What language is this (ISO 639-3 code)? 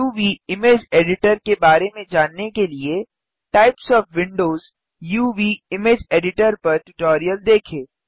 hin